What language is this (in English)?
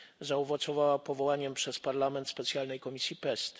Polish